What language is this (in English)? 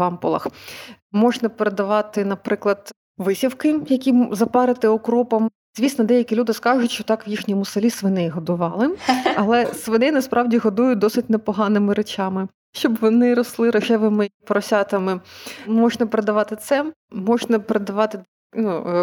Ukrainian